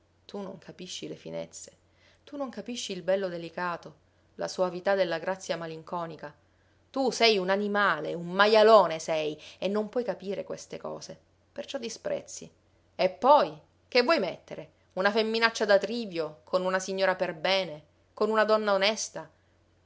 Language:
Italian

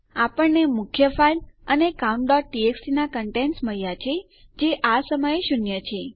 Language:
Gujarati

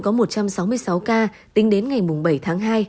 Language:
Vietnamese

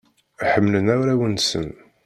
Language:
Kabyle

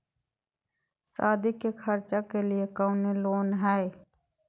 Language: Magahi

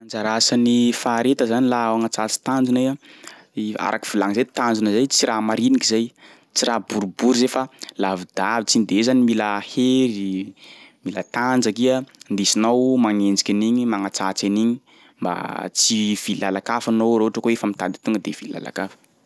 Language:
Sakalava Malagasy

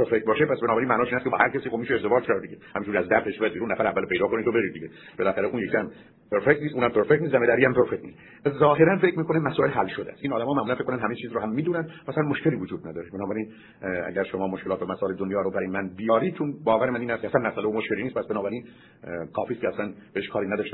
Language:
Persian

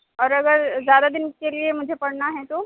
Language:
Urdu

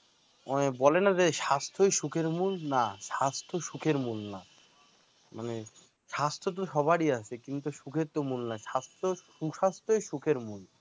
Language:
Bangla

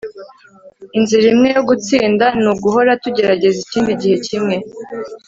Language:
Kinyarwanda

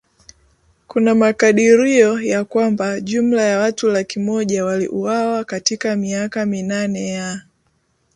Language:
Swahili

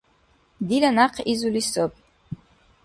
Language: Dargwa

